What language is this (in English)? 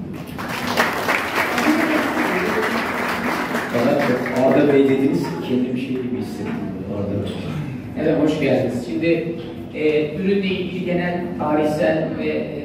Turkish